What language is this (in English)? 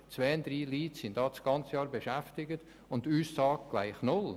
Swiss German